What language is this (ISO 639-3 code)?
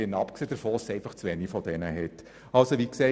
gsw